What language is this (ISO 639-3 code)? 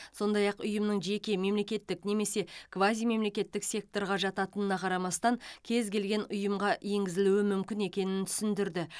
kaz